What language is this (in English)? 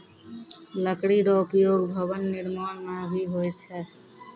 Maithili